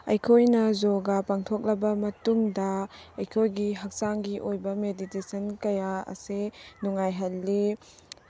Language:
Manipuri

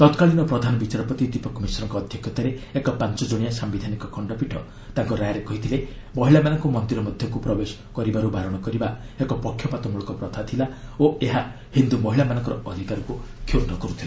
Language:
Odia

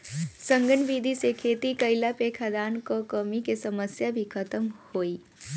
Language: Bhojpuri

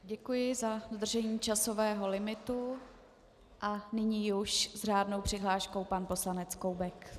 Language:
Czech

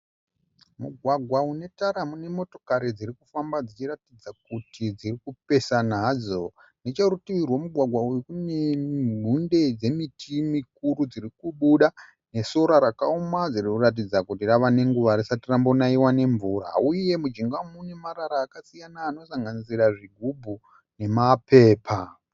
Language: Shona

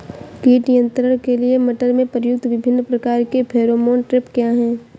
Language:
Hindi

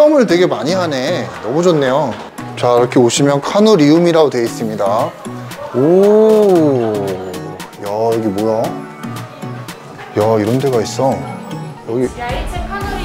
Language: Korean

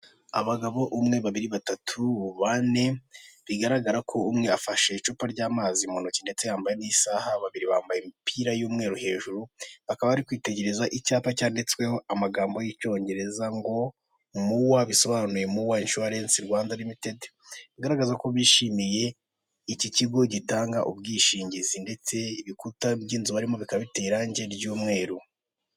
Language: Kinyarwanda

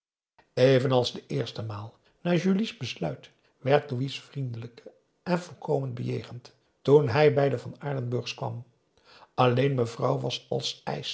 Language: Dutch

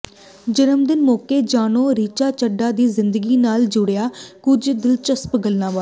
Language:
Punjabi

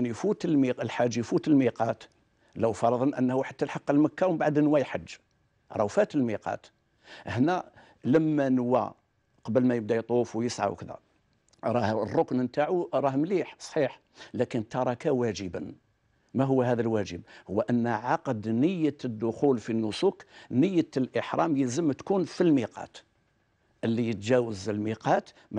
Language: Arabic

